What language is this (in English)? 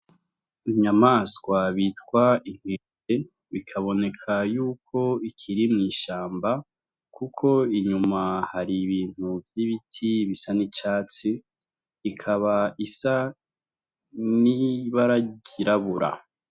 Rundi